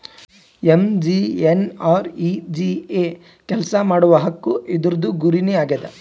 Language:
Kannada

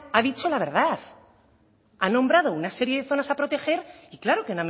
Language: Spanish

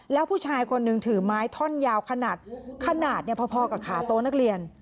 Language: Thai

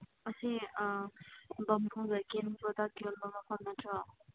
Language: Manipuri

